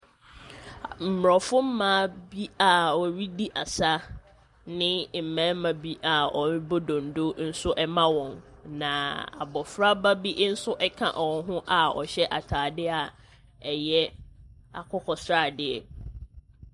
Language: Akan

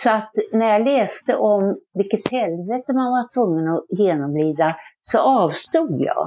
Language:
Swedish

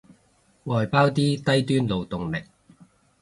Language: Cantonese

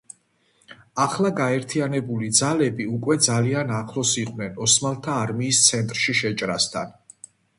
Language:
Georgian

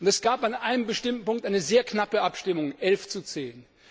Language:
German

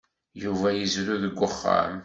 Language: Kabyle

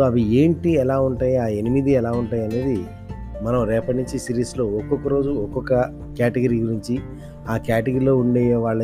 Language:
Telugu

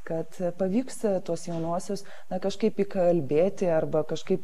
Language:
Lithuanian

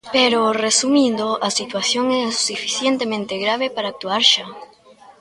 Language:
Galician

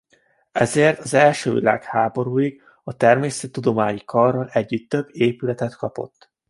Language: Hungarian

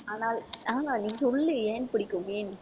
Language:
Tamil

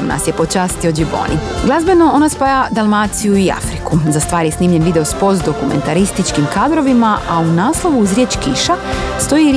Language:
Croatian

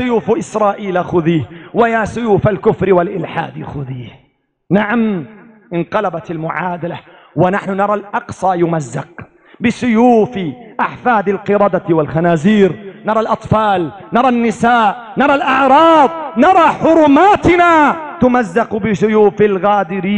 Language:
Arabic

